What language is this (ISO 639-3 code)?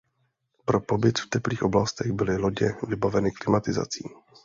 ces